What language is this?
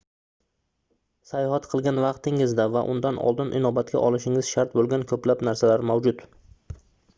Uzbek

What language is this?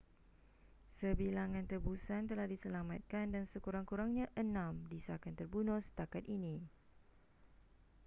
Malay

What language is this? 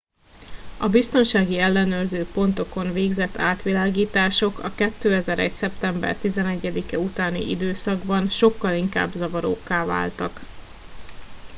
Hungarian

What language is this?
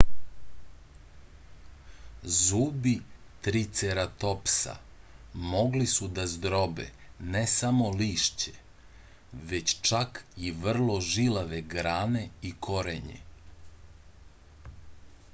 Serbian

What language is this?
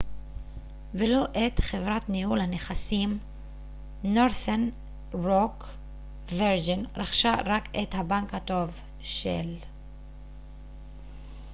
Hebrew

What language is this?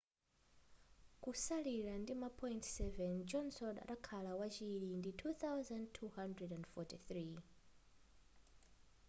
Nyanja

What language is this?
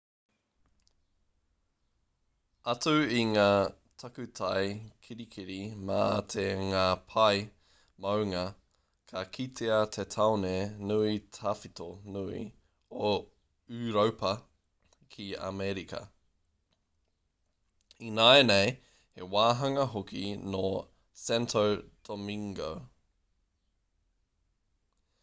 Māori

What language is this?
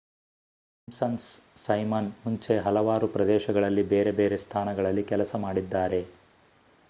Kannada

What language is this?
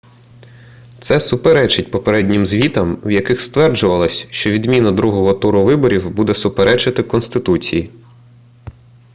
Ukrainian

